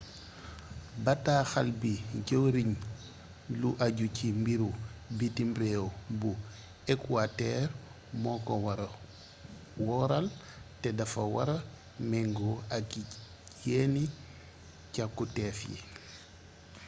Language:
Wolof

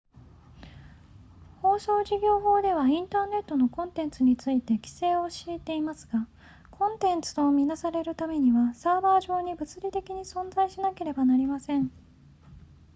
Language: Japanese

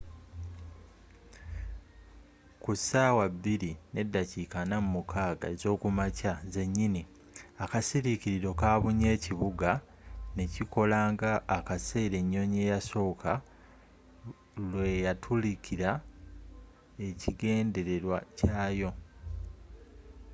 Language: Ganda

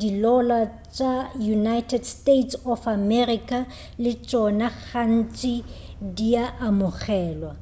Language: Northern Sotho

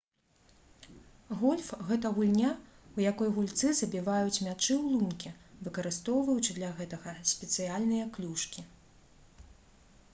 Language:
Belarusian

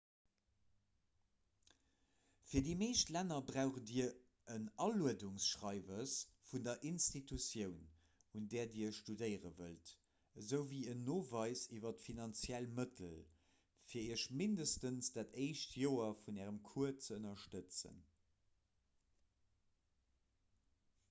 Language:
Luxembourgish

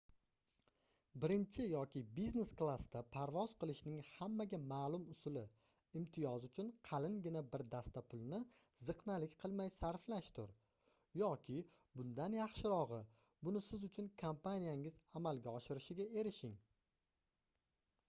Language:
Uzbek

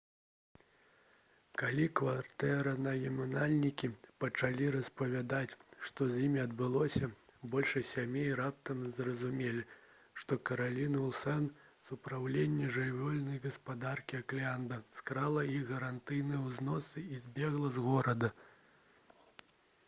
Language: Belarusian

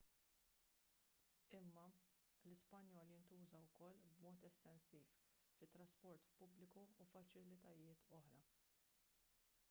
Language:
Maltese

